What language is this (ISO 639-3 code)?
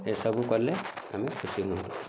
ori